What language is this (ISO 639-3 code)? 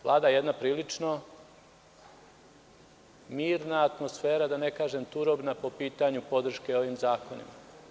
srp